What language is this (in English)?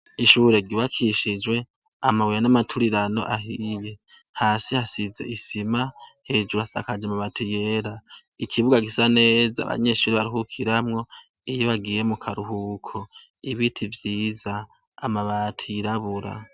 Rundi